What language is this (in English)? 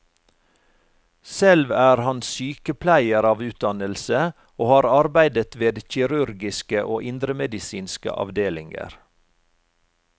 Norwegian